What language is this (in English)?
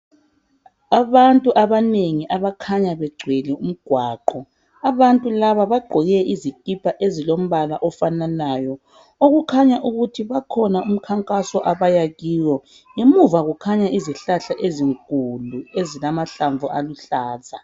North Ndebele